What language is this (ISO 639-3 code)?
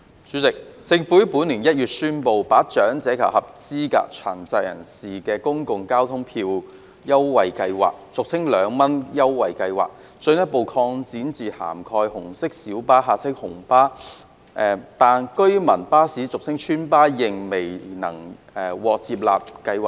yue